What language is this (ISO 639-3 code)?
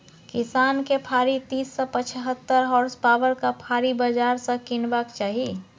mai